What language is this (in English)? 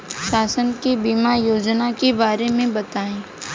Bhojpuri